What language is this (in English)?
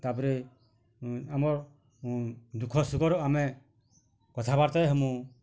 Odia